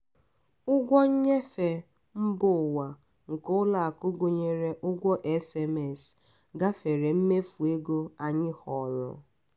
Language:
Igbo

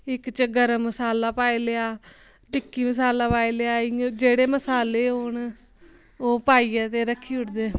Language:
Dogri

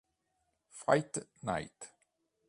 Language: Italian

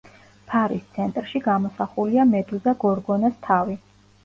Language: Georgian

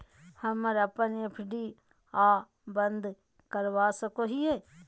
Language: Magahi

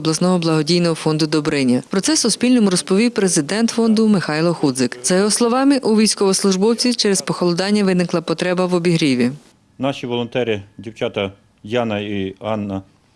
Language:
Ukrainian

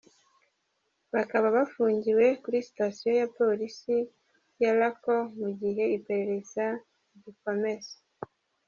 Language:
Kinyarwanda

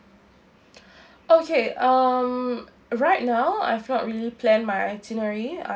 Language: English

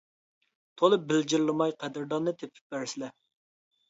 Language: Uyghur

